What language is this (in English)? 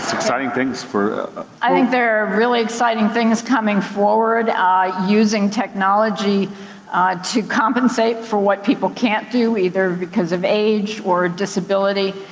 English